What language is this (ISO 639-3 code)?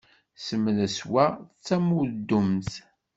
kab